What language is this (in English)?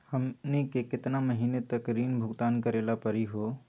Magahi